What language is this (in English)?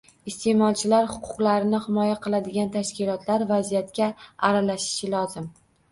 Uzbek